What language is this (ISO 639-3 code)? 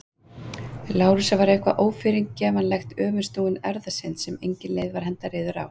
isl